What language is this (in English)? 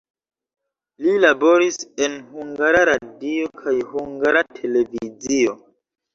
Esperanto